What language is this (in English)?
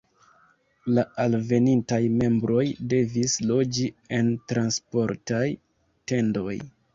Esperanto